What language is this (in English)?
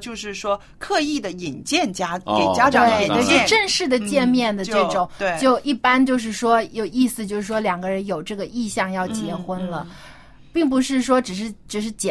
Chinese